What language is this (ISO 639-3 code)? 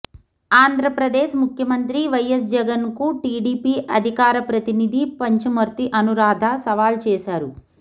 tel